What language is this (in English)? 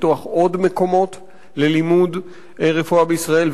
Hebrew